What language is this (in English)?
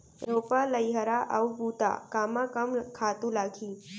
Chhattisgarhi